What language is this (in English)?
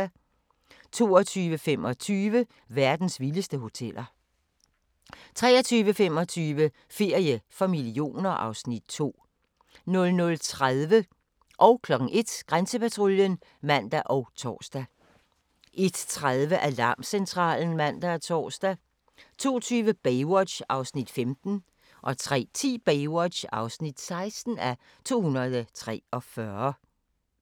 Danish